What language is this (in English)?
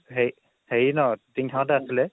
Assamese